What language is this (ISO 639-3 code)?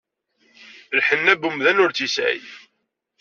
kab